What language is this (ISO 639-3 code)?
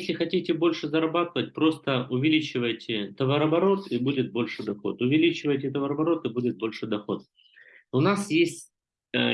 rus